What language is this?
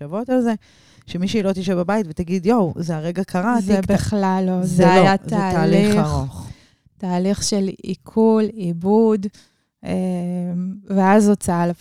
Hebrew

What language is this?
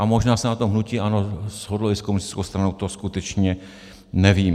Czech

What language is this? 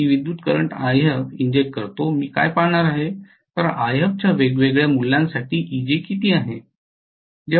Marathi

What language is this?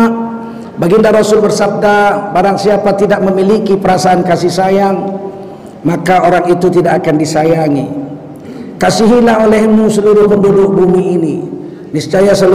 Indonesian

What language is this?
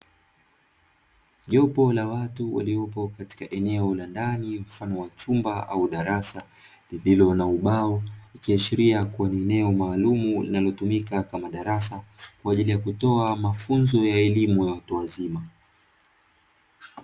Swahili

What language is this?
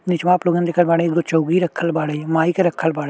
Bhojpuri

